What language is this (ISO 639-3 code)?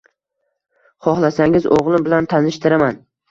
uzb